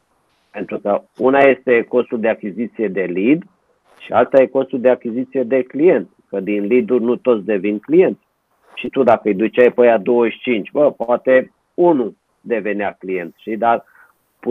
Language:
Romanian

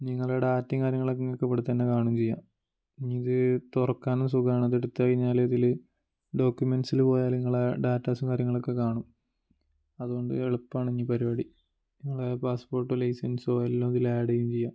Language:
Malayalam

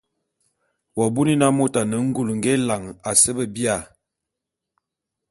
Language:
Bulu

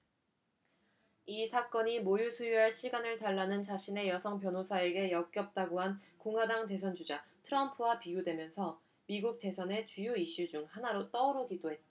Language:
Korean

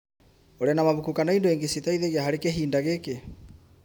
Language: Kikuyu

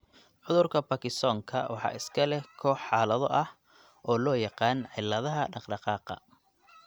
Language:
Somali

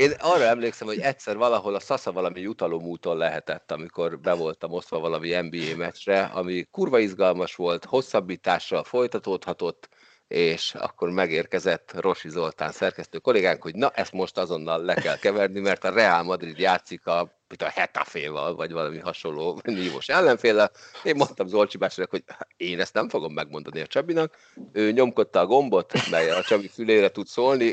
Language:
Hungarian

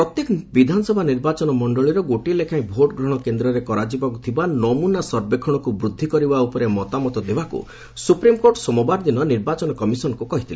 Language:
Odia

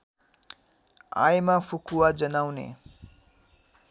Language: Nepali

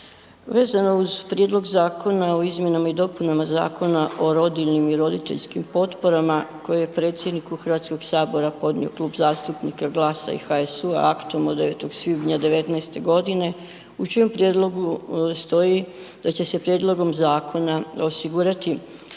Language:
Croatian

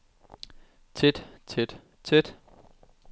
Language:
Danish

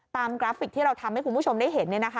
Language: Thai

